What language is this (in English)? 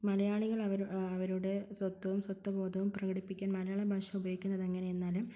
Malayalam